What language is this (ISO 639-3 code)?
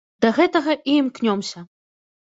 bel